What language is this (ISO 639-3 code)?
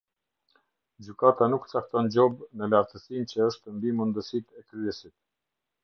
sqi